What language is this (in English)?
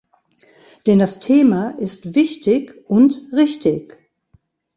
German